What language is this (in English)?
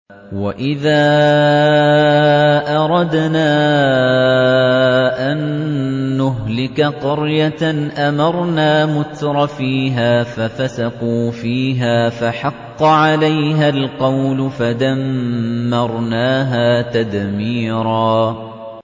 Arabic